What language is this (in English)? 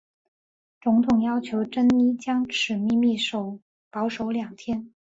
Chinese